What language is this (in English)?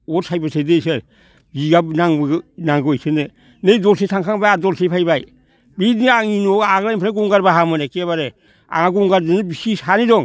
Bodo